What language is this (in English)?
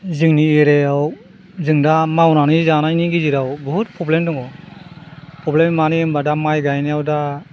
Bodo